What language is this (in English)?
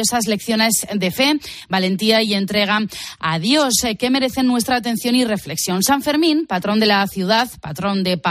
Spanish